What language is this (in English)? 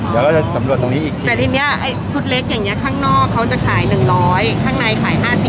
Thai